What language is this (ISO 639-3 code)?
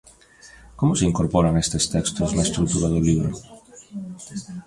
glg